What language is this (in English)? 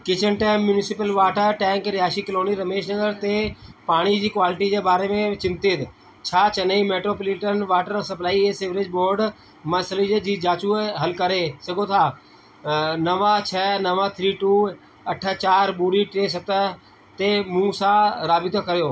Sindhi